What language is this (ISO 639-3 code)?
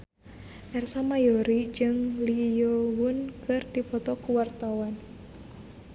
sun